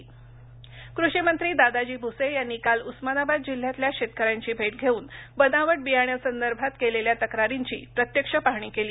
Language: Marathi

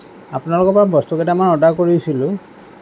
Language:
Assamese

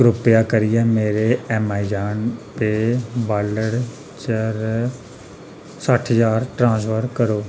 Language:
Dogri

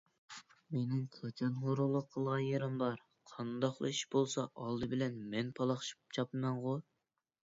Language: Uyghur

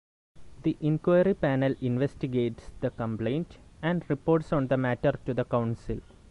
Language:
English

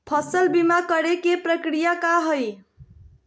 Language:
Magahi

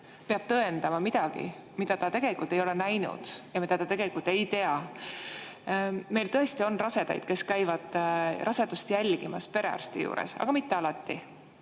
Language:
Estonian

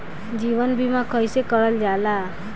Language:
Bhojpuri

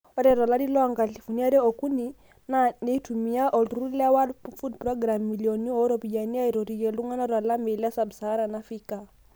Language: Masai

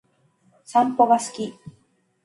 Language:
Japanese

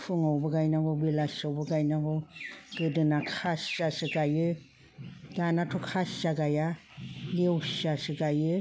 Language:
Bodo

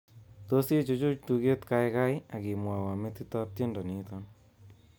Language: Kalenjin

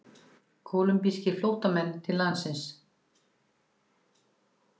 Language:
Icelandic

